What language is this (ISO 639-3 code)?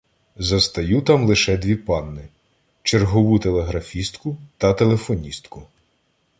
ukr